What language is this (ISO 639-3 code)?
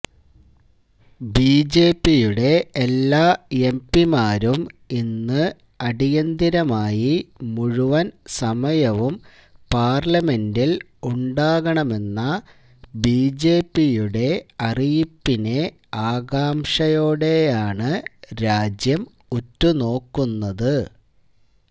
mal